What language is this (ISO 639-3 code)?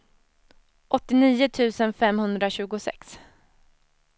swe